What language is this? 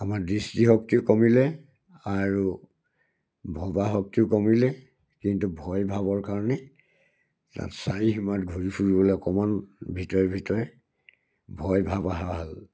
Assamese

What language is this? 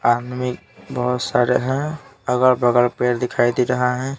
Hindi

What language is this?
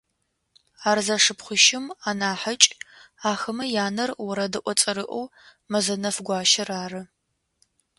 Adyghe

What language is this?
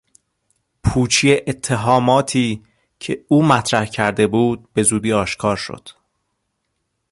Persian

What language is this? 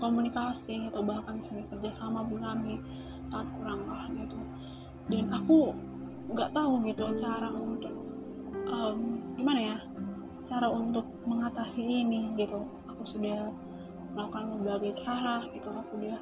Indonesian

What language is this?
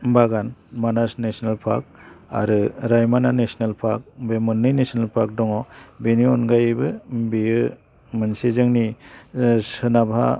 Bodo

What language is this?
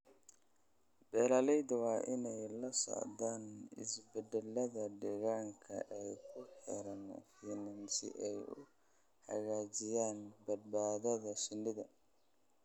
Somali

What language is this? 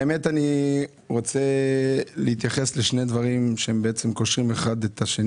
Hebrew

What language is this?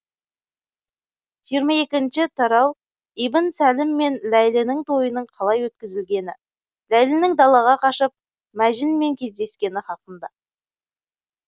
Kazakh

